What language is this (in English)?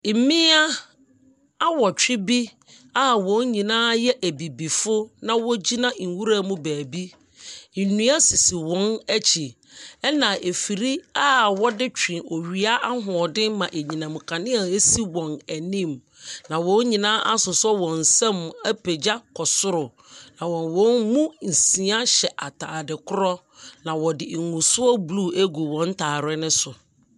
Akan